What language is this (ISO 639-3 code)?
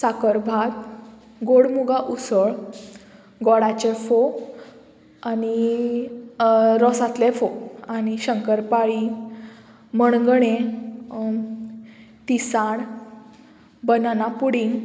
kok